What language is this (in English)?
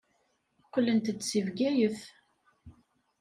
Kabyle